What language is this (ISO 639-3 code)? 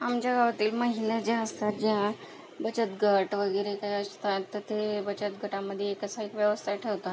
mar